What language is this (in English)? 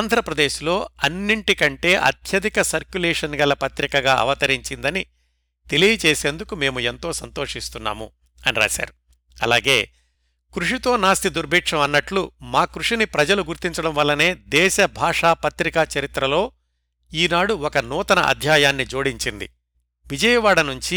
Telugu